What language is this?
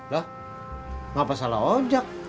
Indonesian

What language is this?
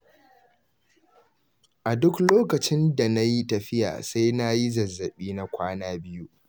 Hausa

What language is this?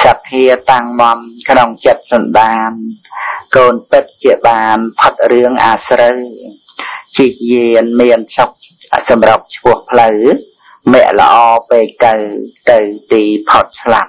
Thai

